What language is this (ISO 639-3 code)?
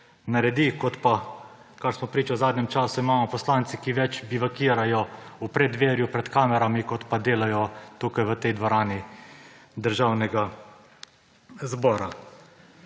slv